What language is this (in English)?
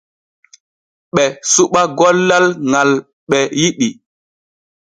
Borgu Fulfulde